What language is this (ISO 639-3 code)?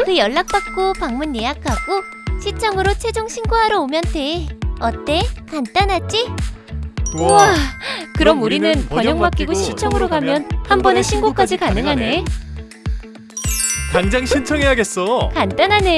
kor